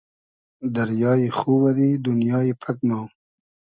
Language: Hazaragi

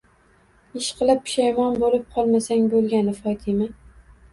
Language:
Uzbek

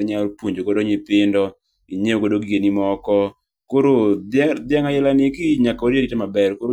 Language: Luo (Kenya and Tanzania)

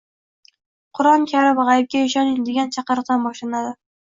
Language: Uzbek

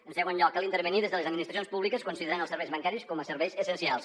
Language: Catalan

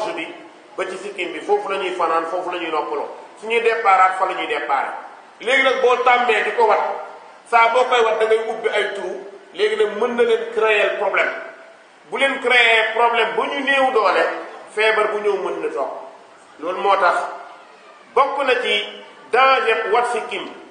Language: Hindi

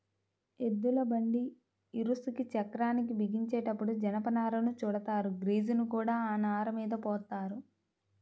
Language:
Telugu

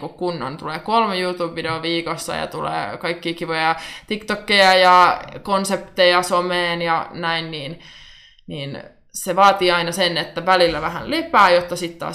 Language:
Finnish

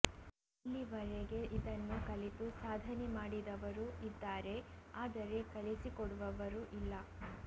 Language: Kannada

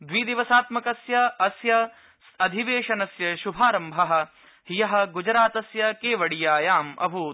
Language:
Sanskrit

